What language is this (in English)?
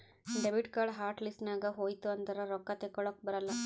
Kannada